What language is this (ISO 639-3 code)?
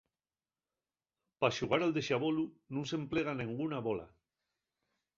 ast